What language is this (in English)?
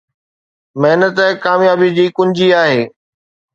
Sindhi